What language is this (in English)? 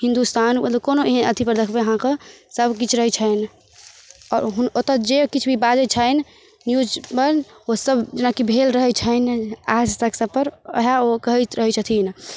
Maithili